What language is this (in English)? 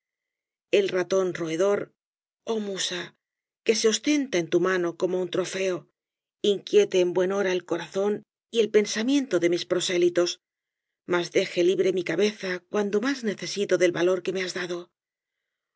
Spanish